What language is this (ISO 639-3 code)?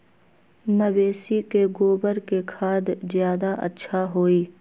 mag